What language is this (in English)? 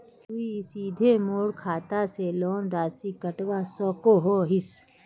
Magahi